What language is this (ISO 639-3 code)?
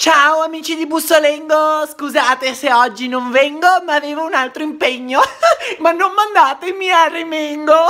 ita